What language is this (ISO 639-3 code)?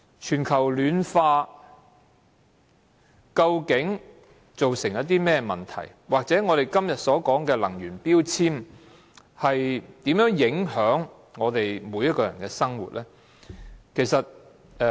yue